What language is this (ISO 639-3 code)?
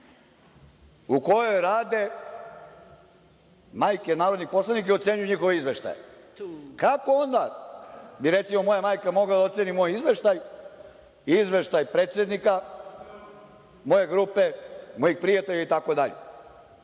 srp